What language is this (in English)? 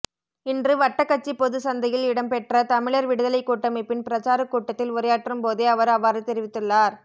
Tamil